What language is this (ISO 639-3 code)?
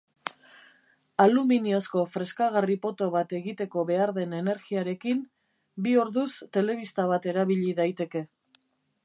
eus